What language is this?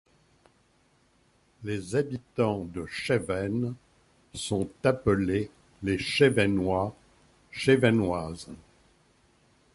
French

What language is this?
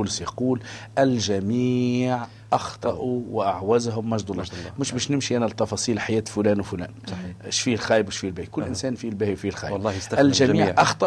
Arabic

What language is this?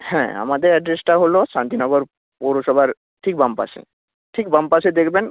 Bangla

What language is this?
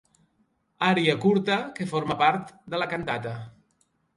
Catalan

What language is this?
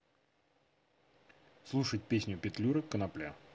Russian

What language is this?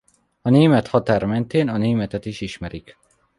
Hungarian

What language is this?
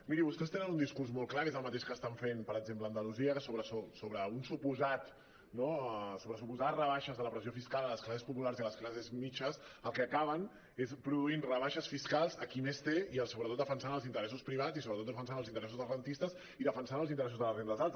Catalan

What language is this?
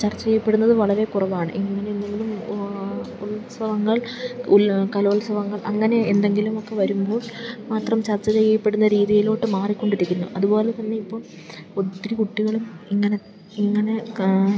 Malayalam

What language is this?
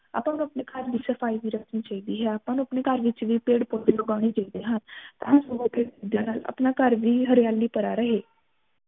Punjabi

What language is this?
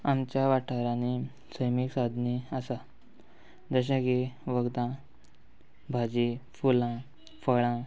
Konkani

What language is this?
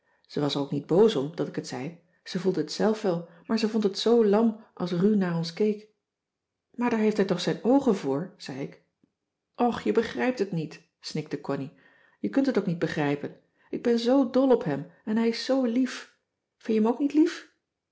Dutch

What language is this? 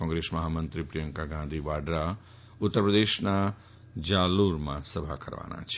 Gujarati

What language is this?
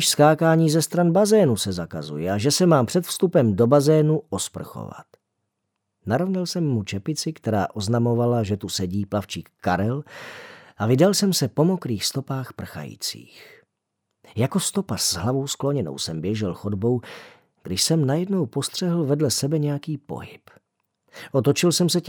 Czech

